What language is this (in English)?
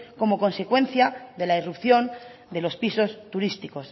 Spanish